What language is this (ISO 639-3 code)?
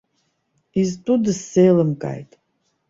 abk